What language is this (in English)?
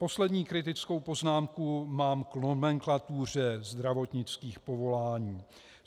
Czech